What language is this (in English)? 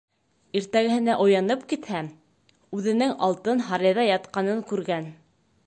Bashkir